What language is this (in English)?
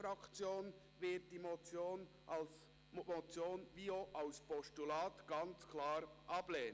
Swiss German